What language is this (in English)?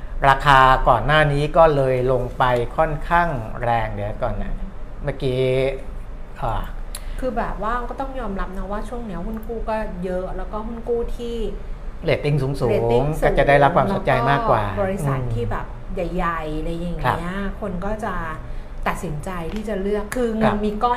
Thai